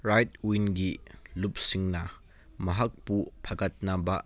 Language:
Manipuri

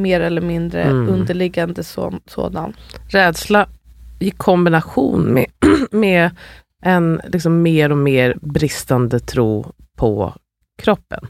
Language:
Swedish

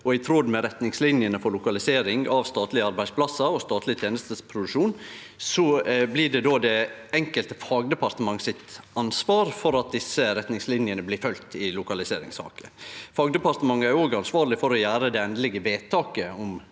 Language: Norwegian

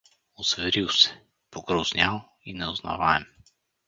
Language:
Bulgarian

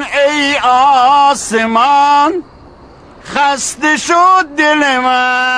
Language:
Persian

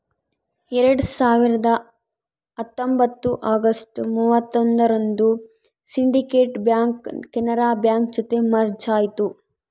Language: Kannada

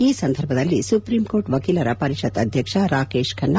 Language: Kannada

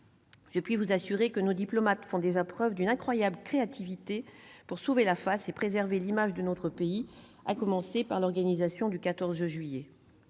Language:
French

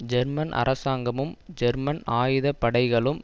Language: Tamil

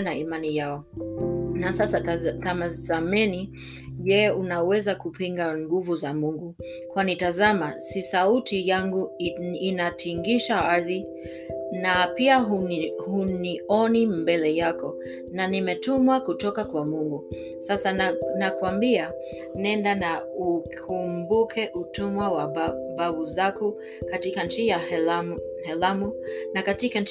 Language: Swahili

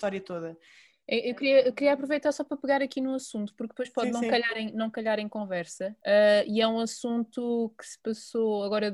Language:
Portuguese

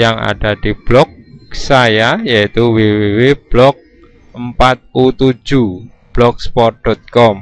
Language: Indonesian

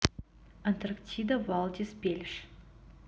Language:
Russian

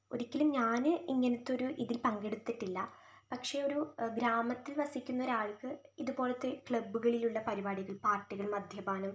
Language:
Malayalam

